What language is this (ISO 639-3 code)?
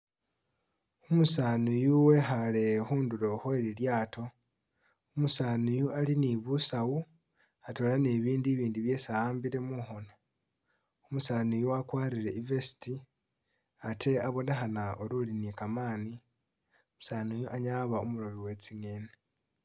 myx